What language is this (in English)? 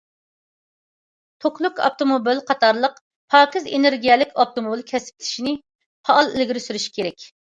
Uyghur